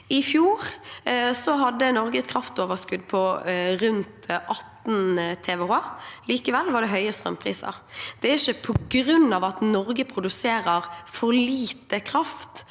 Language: Norwegian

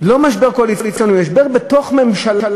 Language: Hebrew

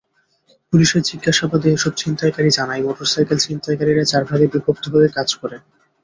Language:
Bangla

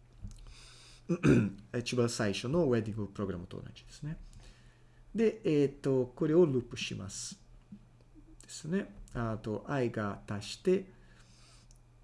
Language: Japanese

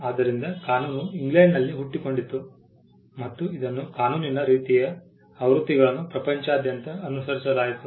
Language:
Kannada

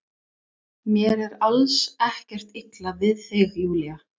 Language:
Icelandic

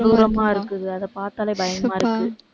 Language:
Tamil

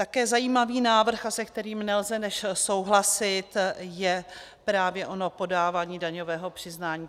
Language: Czech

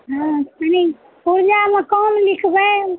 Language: Maithili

